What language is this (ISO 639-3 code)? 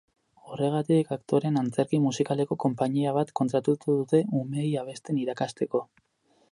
eus